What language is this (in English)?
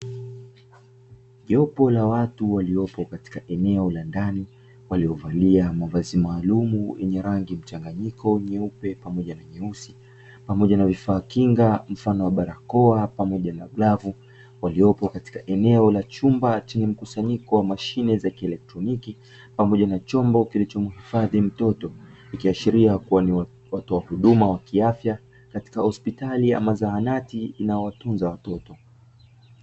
Swahili